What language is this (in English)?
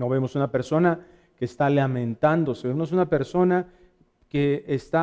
Spanish